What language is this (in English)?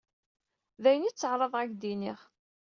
Kabyle